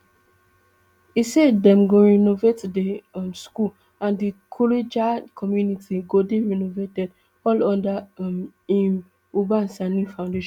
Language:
Nigerian Pidgin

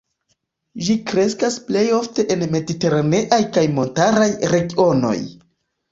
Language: Esperanto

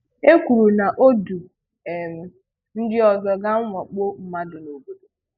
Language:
Igbo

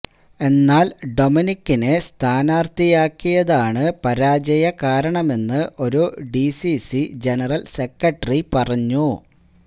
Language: Malayalam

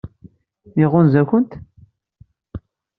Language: Kabyle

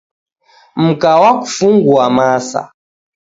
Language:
Taita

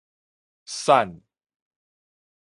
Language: Min Nan Chinese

